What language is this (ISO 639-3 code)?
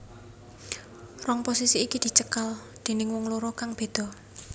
jav